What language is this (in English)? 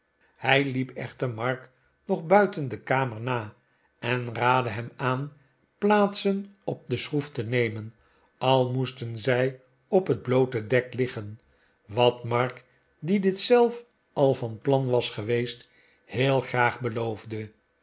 Dutch